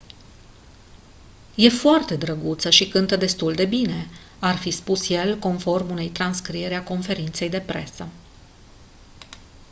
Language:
Romanian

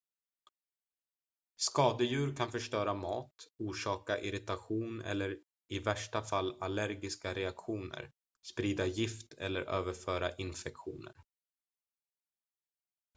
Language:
Swedish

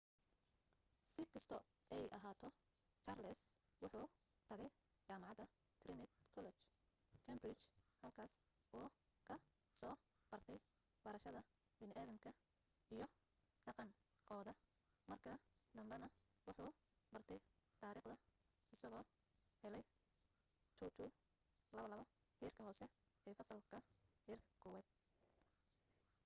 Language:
Somali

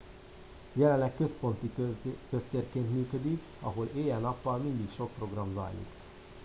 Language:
Hungarian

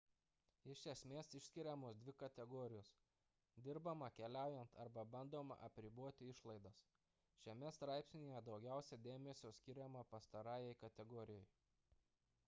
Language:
Lithuanian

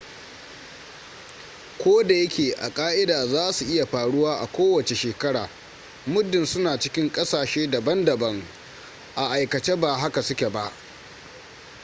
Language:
Hausa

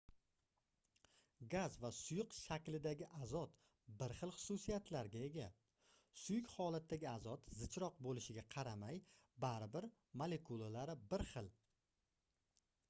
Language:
Uzbek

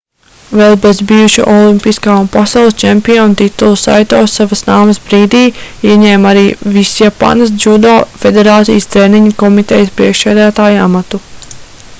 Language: Latvian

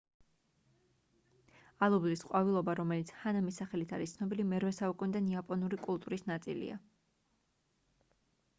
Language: Georgian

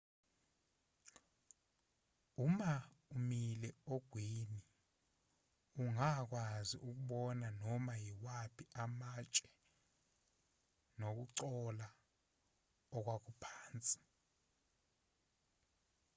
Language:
Zulu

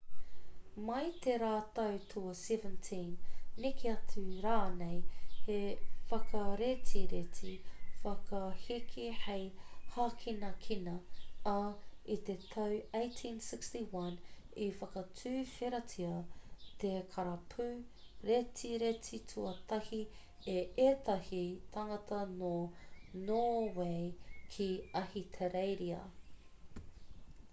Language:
Māori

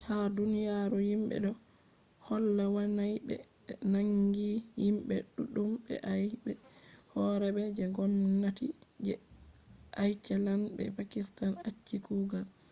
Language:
Fula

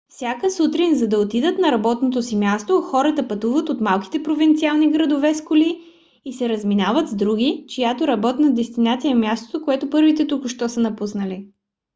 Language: Bulgarian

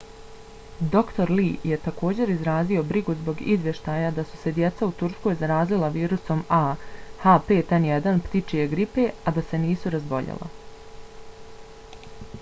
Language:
Bosnian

